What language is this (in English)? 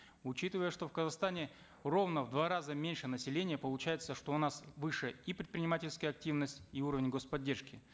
Kazakh